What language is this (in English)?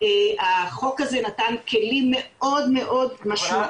Hebrew